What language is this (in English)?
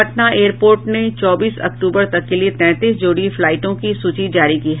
Hindi